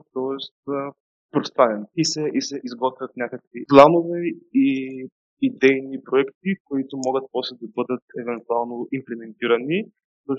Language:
Bulgarian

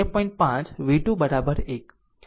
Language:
Gujarati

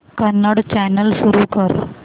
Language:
Marathi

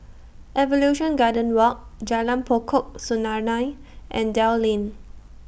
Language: English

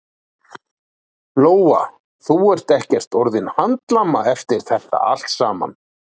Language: Icelandic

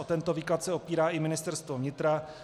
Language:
Czech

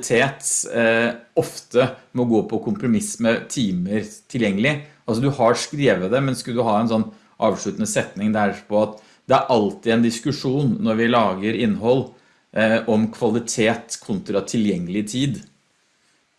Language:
Norwegian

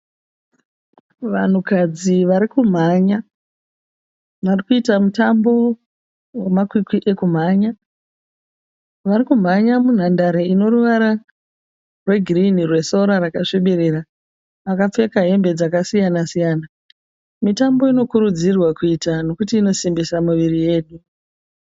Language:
Shona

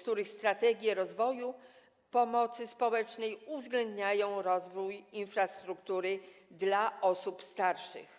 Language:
Polish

